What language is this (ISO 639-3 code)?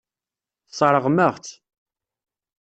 kab